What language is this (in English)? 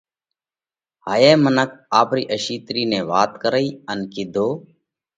Parkari Koli